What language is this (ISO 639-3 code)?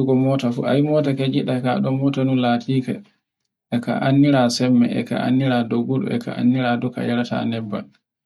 fue